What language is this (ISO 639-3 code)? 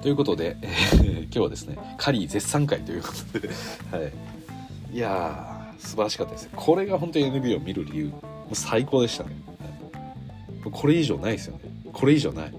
jpn